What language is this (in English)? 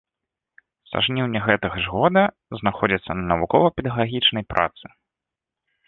Belarusian